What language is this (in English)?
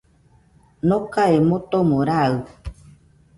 Nüpode Huitoto